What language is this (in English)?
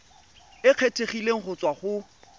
Tswana